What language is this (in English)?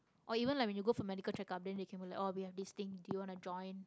English